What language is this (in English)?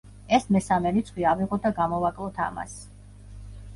Georgian